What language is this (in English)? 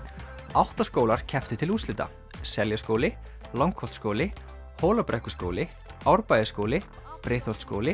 Icelandic